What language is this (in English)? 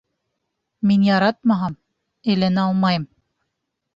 Bashkir